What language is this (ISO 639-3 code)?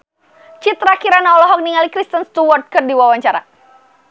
sun